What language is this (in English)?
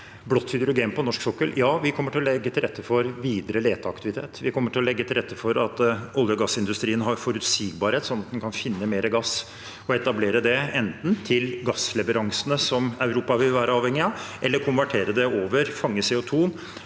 Norwegian